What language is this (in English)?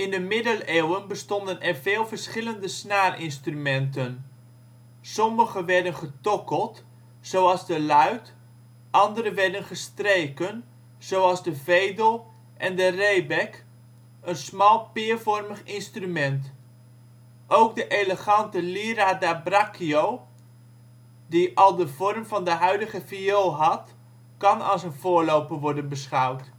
Dutch